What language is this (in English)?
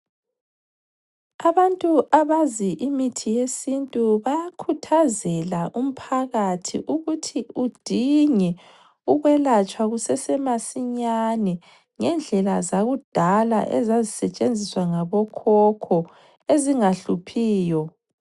North Ndebele